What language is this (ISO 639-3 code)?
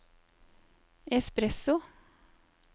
nor